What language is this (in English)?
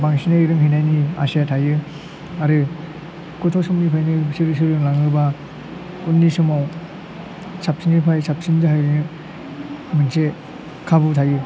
Bodo